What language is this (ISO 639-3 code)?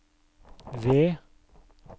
nor